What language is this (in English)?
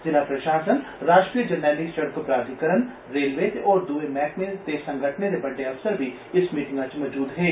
Dogri